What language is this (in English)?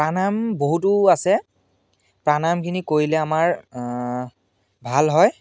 Assamese